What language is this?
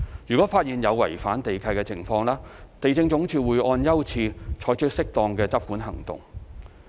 Cantonese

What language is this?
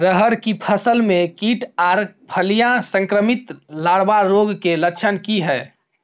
Maithili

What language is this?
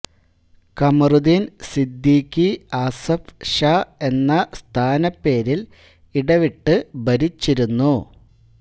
Malayalam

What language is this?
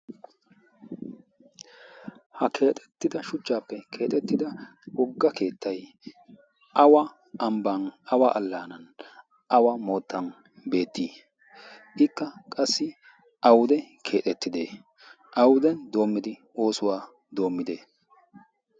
Wolaytta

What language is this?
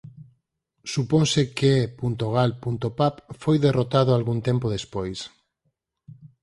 Galician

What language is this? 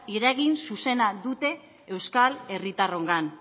Basque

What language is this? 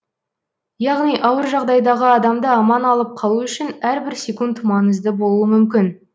Kazakh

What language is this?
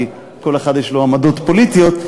Hebrew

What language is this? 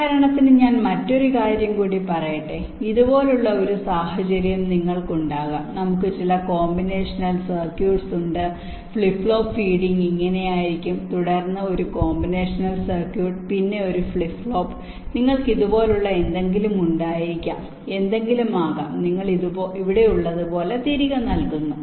Malayalam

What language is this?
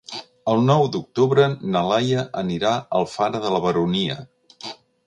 Catalan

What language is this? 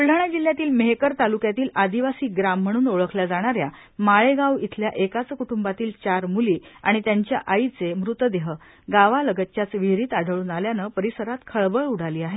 Marathi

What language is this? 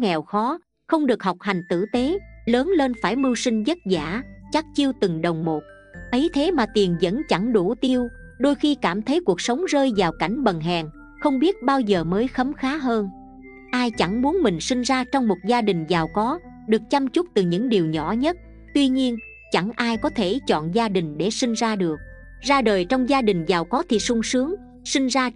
Vietnamese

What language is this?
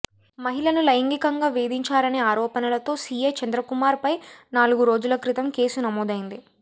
Telugu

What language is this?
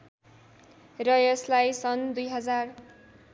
Nepali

